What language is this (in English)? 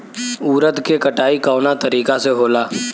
Bhojpuri